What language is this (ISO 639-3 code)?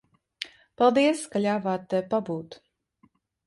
lav